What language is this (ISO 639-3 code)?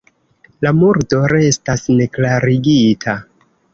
epo